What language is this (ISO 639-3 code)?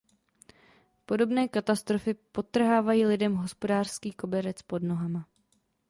ces